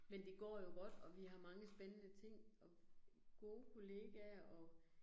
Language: Danish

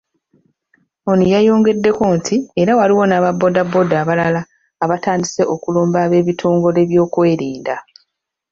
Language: Ganda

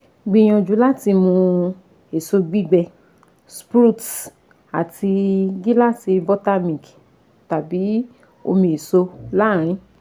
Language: Yoruba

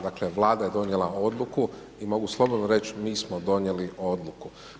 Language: Croatian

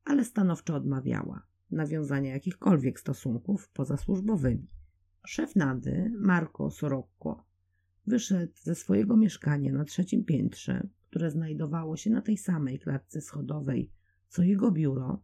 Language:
Polish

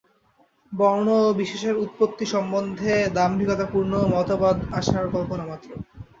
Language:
Bangla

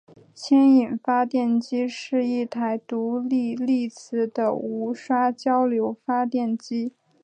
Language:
Chinese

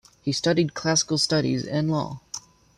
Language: English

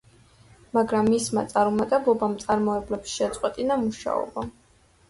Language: Georgian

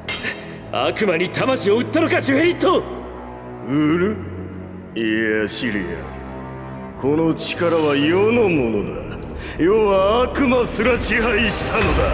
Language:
Japanese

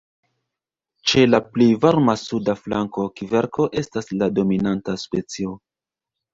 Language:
Esperanto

